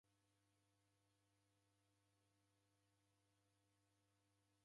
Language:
Taita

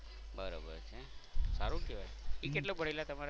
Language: Gujarati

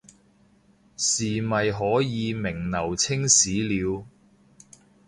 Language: Cantonese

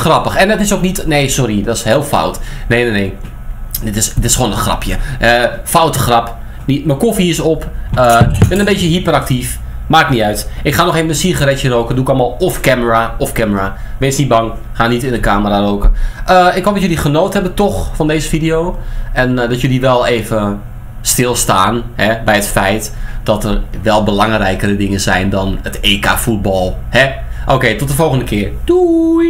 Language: Dutch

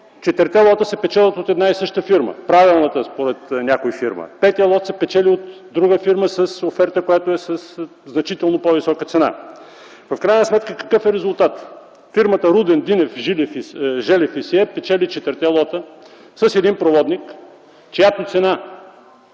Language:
Bulgarian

